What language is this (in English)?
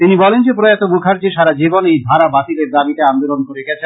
Bangla